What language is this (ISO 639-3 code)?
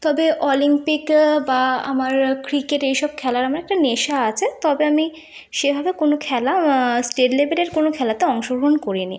ben